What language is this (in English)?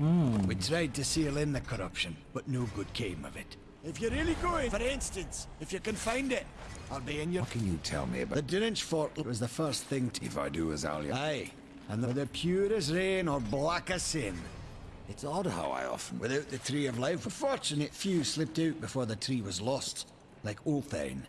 Vietnamese